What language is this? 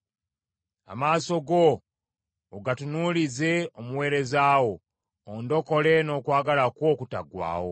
Ganda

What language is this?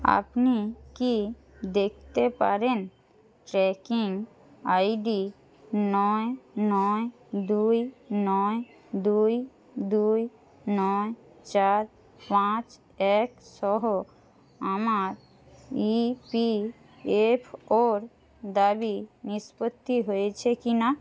Bangla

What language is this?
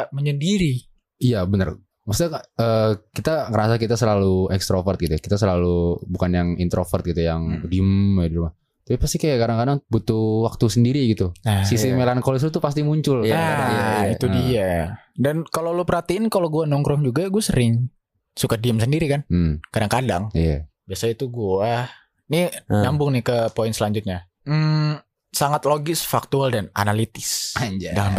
Indonesian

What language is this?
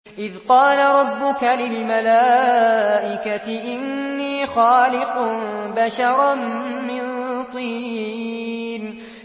Arabic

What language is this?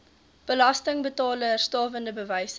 Afrikaans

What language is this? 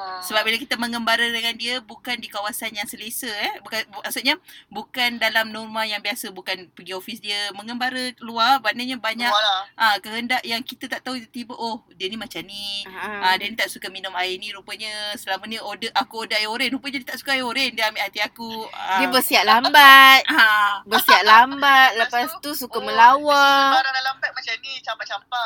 Malay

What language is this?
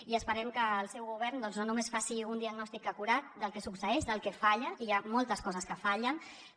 Catalan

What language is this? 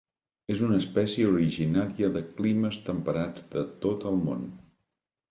Catalan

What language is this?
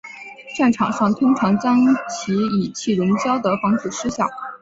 Chinese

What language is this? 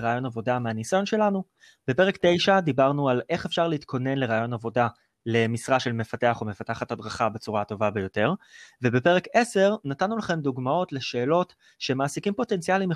Hebrew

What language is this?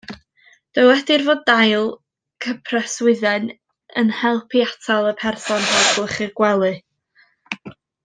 Welsh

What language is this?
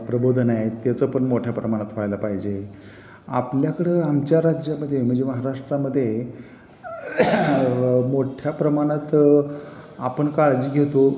Marathi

